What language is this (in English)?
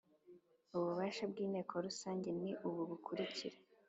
Kinyarwanda